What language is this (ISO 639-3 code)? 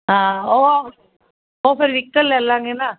pan